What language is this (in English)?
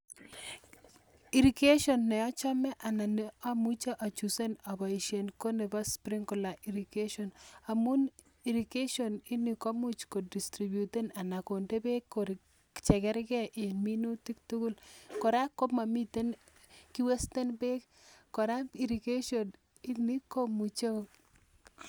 Kalenjin